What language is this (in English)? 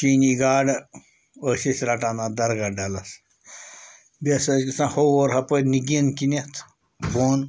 Kashmiri